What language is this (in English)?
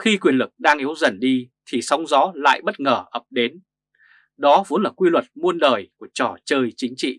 Vietnamese